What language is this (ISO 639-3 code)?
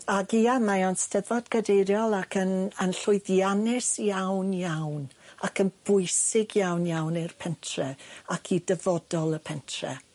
cym